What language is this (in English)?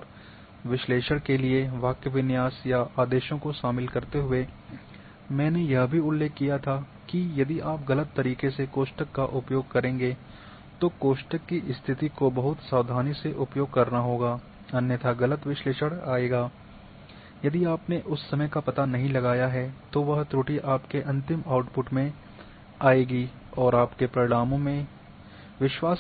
Hindi